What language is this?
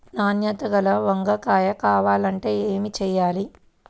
Telugu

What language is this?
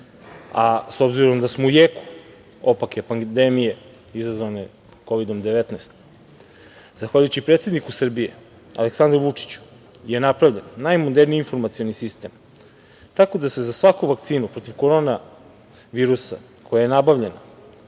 Serbian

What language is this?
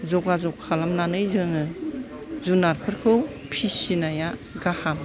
Bodo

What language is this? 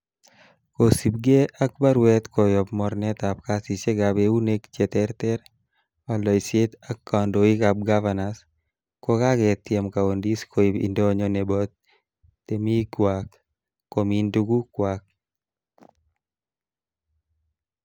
Kalenjin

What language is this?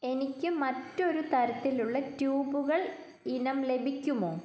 Malayalam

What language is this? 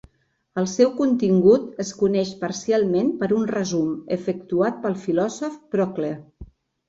Catalan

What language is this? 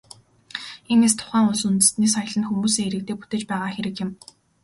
Mongolian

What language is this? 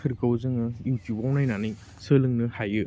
Bodo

